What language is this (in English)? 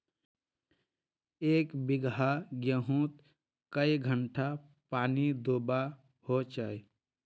Magahi